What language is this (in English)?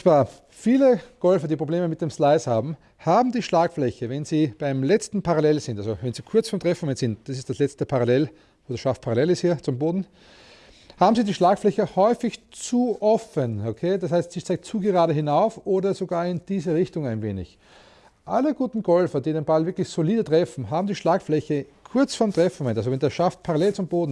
German